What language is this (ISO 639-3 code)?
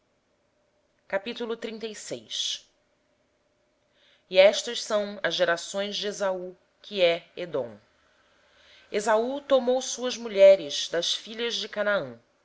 por